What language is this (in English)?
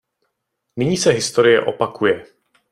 Czech